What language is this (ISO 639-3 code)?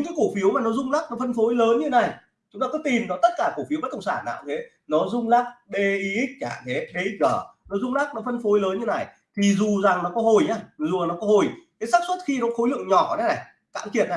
vie